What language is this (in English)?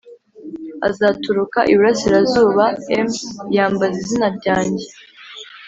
Kinyarwanda